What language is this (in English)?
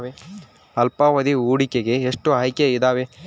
Kannada